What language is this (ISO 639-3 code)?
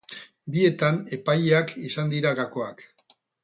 eus